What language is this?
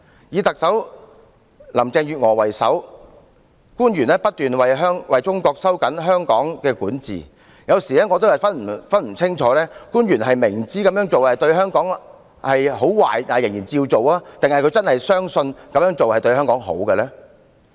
Cantonese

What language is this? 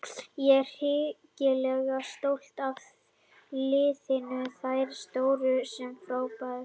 Icelandic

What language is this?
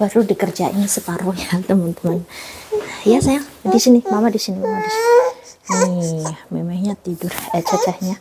Indonesian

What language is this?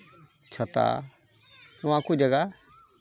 Santali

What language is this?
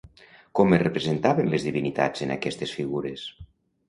Catalan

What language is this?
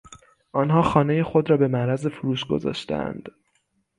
Persian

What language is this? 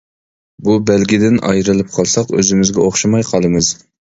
Uyghur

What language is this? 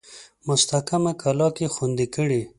Pashto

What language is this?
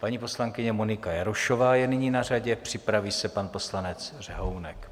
Czech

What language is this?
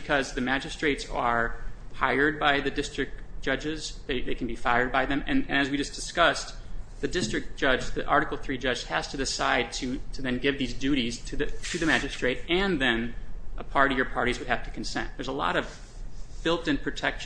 English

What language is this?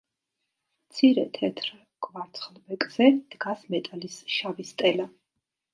Georgian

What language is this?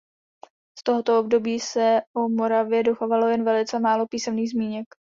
Czech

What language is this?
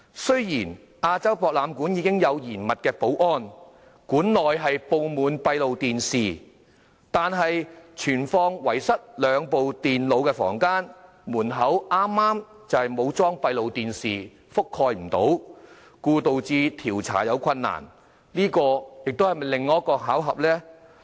Cantonese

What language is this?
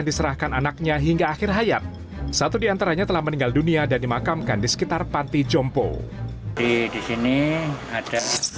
Indonesian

